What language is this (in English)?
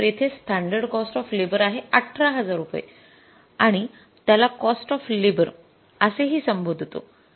Marathi